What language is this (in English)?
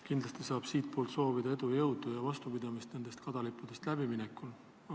Estonian